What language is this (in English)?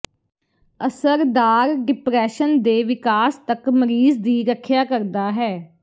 Punjabi